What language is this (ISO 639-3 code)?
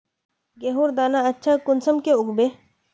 mag